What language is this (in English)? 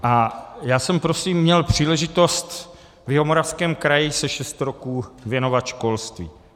Czech